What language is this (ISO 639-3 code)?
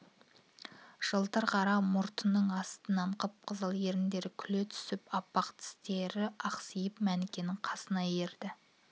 kaz